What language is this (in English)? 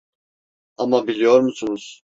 Turkish